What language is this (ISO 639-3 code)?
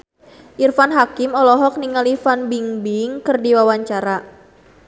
sun